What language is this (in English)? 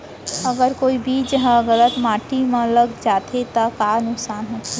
Chhattisgarhi